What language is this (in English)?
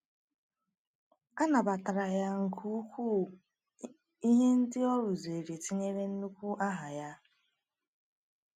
Igbo